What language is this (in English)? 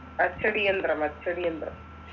Malayalam